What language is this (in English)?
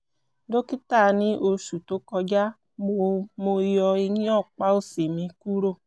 Yoruba